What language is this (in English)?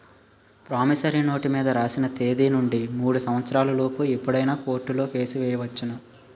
Telugu